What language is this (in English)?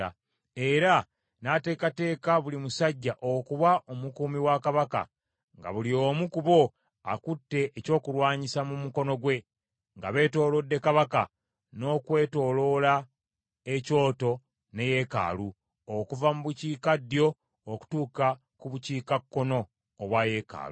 Ganda